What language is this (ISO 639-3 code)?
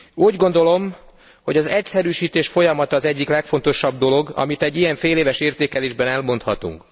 hun